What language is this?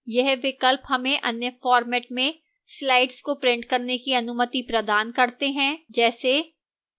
Hindi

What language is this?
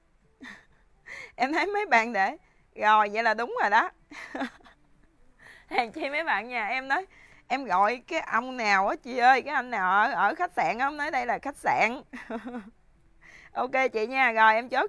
Vietnamese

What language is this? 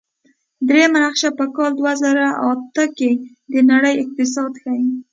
Pashto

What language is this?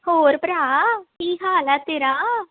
Punjabi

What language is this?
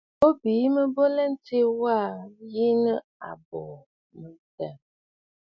Bafut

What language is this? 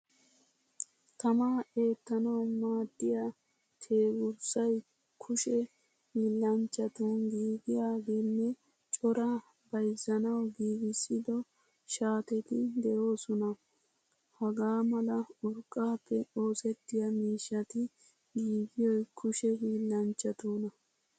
Wolaytta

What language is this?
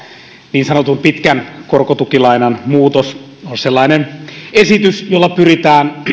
Finnish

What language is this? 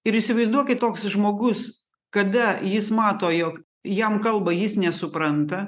Lithuanian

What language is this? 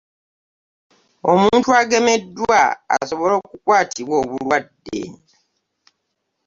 Ganda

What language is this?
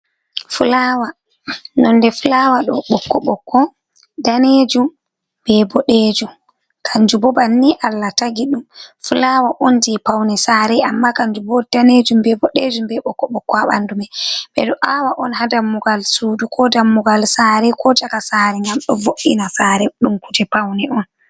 Fula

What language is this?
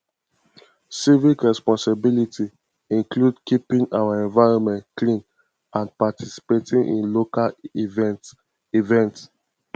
Nigerian Pidgin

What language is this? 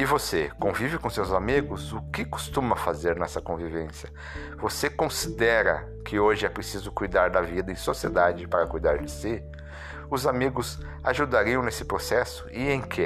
Portuguese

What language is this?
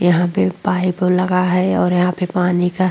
Hindi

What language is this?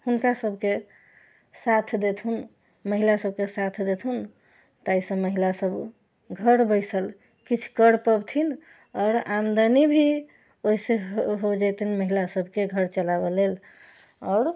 Maithili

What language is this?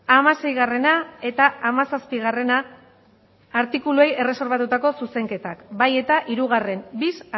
Basque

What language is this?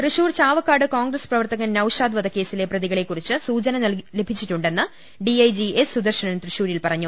Malayalam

